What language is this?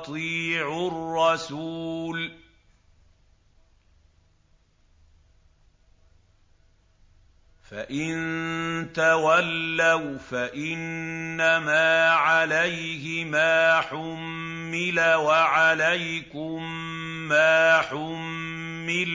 Arabic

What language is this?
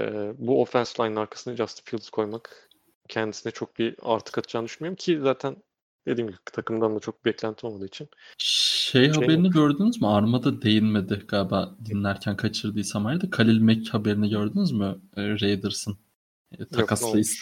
Turkish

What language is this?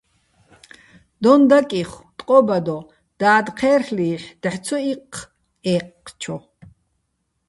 Bats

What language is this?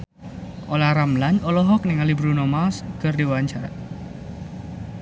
Sundanese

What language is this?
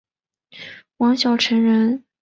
Chinese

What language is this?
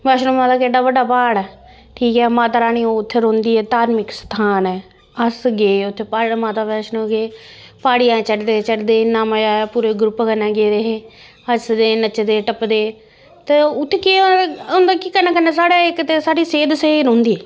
Dogri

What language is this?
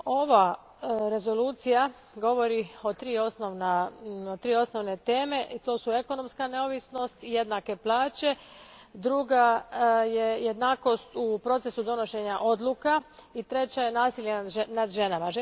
Croatian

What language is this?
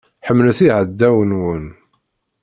Kabyle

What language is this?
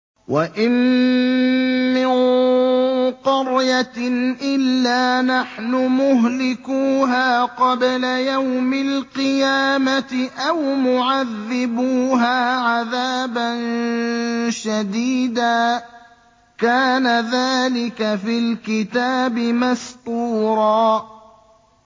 Arabic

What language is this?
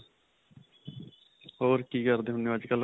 Punjabi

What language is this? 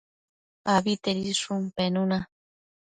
Matsés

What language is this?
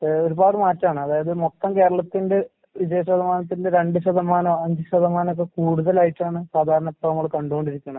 Malayalam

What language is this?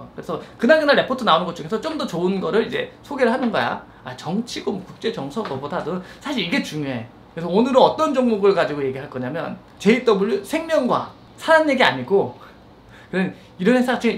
Korean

